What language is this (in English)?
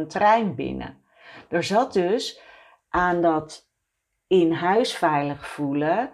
Dutch